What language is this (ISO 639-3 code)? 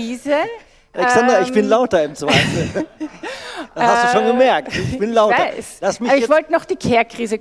deu